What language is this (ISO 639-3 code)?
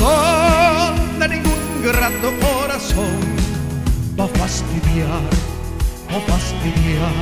ara